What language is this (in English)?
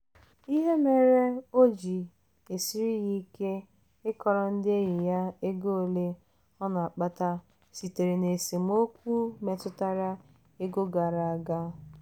Igbo